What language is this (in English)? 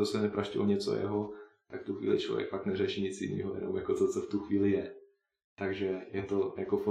Czech